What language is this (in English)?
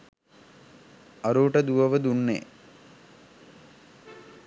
Sinhala